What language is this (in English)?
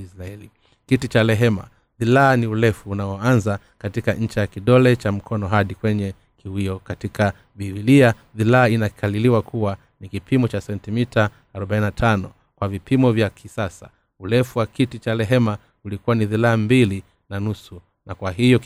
Swahili